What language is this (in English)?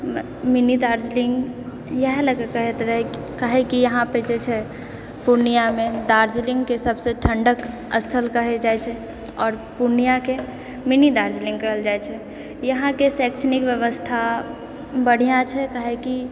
Maithili